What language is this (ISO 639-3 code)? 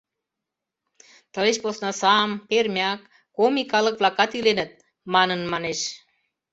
chm